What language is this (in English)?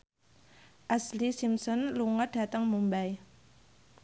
Javanese